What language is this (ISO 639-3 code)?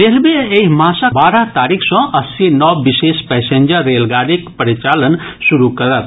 mai